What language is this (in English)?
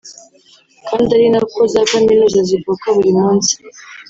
Kinyarwanda